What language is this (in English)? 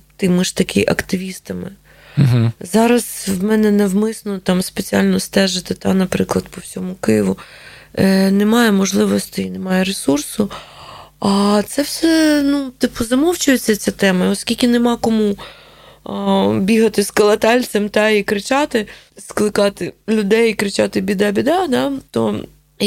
Ukrainian